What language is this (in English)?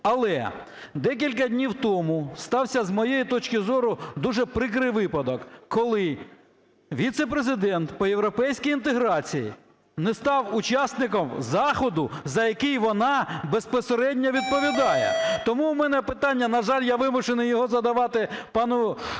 Ukrainian